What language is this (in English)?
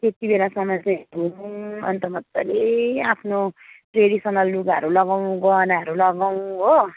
Nepali